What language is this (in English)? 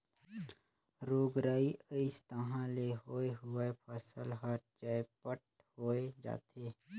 Chhattisgarhi